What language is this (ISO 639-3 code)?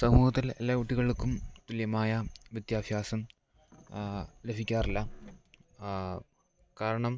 mal